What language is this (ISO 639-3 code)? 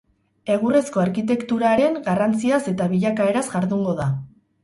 eus